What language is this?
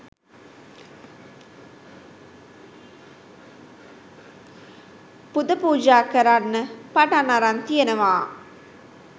Sinhala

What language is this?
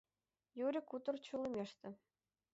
Mari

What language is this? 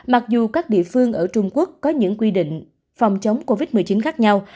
Vietnamese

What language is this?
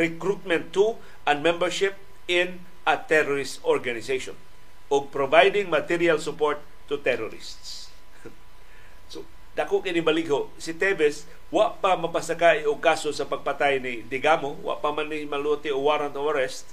Filipino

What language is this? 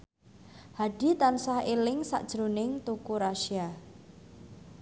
Javanese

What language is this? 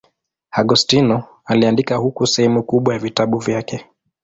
Swahili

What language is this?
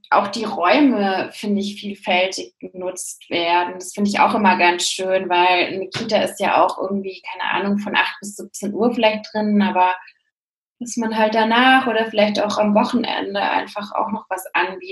German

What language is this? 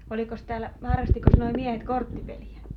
Finnish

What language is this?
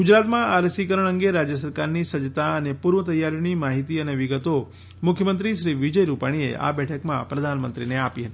Gujarati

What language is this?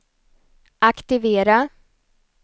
Swedish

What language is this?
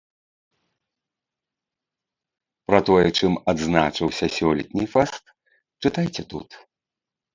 Belarusian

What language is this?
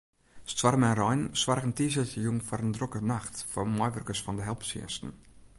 Western Frisian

